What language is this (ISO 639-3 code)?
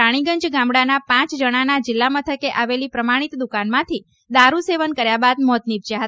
guj